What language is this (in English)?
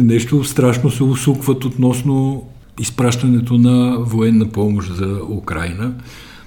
Bulgarian